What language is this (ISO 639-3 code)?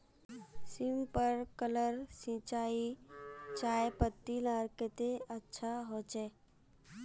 mag